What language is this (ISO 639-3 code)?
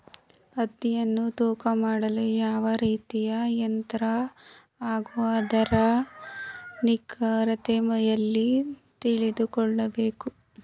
kan